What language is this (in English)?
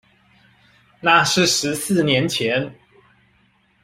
Chinese